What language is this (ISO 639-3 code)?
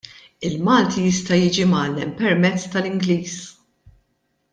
mlt